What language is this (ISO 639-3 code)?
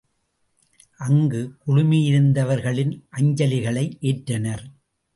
tam